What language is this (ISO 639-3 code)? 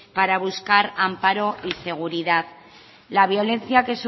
spa